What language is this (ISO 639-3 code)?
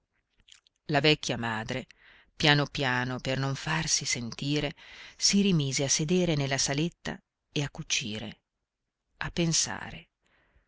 ita